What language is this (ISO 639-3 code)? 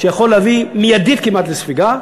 heb